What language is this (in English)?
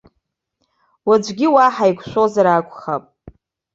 Abkhazian